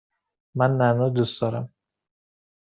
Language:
Persian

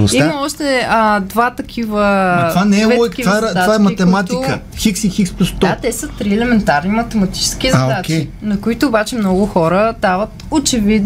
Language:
Bulgarian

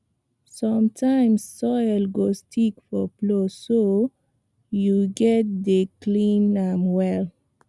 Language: Nigerian Pidgin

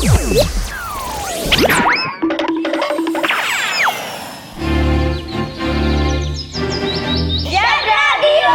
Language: Hungarian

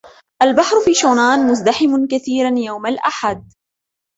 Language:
Arabic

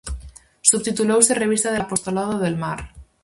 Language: Galician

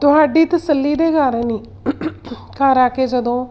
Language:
Punjabi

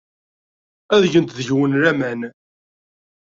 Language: Kabyle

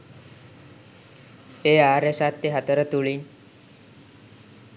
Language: Sinhala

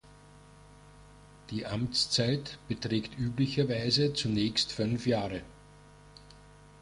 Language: German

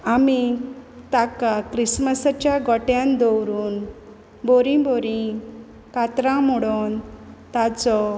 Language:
Konkani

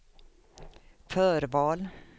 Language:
Swedish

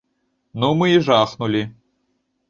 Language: Belarusian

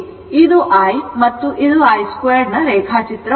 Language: Kannada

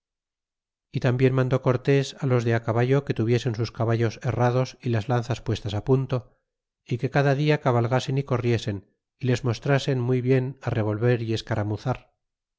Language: Spanish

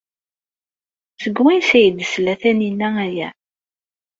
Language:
Kabyle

